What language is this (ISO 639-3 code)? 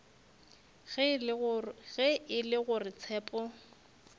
nso